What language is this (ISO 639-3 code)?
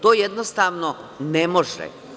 srp